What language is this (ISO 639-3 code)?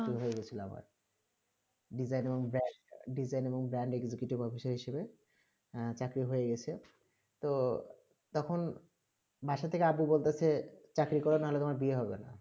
ben